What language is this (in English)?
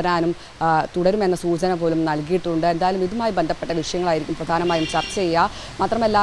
Malayalam